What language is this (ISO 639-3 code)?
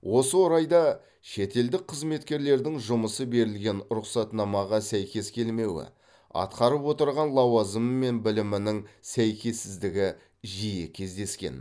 kaz